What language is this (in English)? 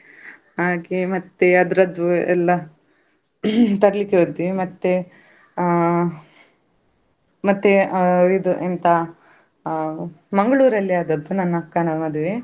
Kannada